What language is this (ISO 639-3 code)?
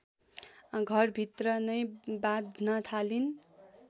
nep